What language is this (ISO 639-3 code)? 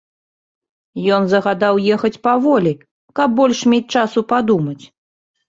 bel